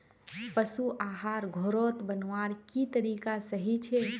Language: Magahi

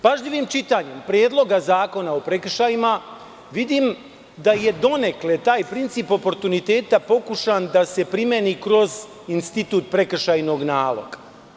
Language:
Serbian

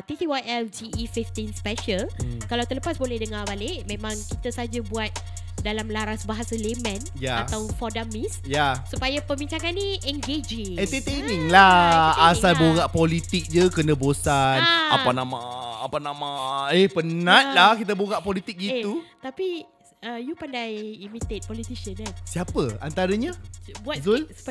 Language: Malay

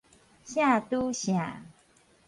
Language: Min Nan Chinese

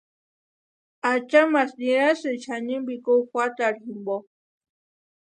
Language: Western Highland Purepecha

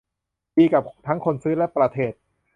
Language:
Thai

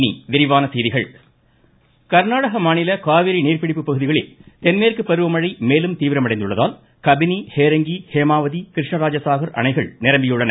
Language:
Tamil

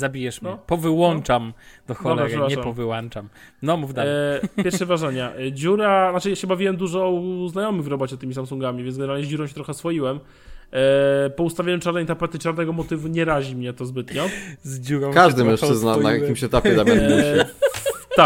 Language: Polish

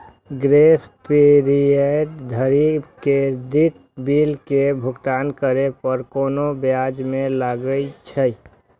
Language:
Maithili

